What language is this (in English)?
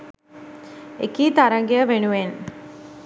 Sinhala